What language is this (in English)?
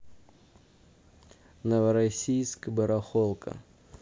Russian